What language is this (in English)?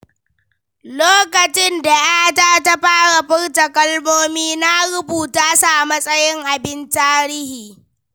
Hausa